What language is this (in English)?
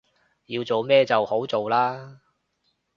Cantonese